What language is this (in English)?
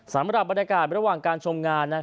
Thai